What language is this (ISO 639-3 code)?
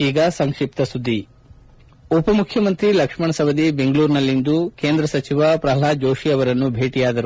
kan